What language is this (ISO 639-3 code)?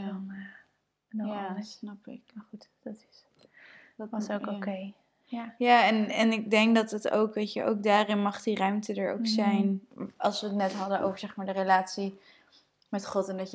nld